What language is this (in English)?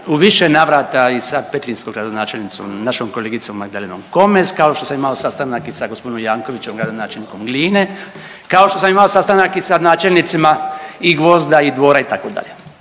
Croatian